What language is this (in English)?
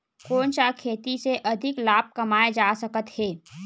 Chhattisgarhi